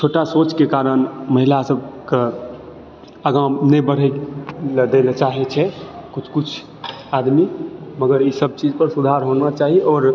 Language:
Maithili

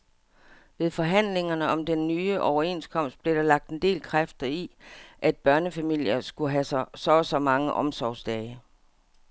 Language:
Danish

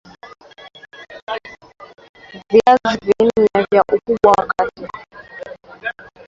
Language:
Swahili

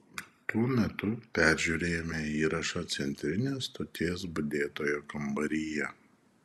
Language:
Lithuanian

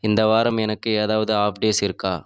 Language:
Tamil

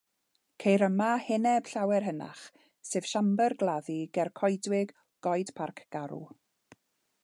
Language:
Welsh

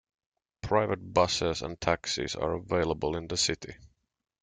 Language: English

